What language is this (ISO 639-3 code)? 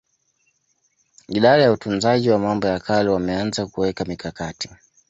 swa